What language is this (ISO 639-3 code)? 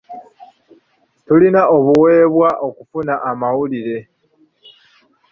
lug